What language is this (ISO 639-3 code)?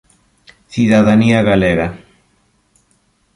glg